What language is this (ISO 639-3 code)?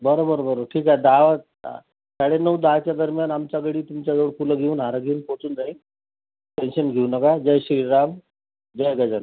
mar